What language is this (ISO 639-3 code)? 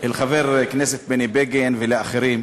heb